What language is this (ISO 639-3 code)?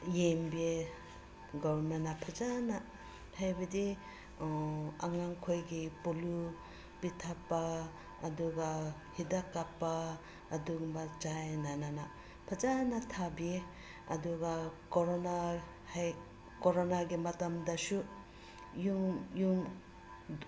mni